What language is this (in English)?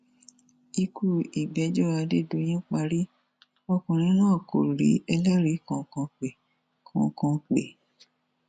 Yoruba